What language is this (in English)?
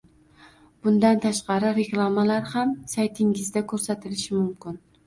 Uzbek